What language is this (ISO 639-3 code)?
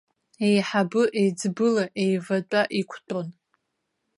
abk